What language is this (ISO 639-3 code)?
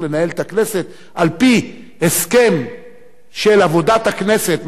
heb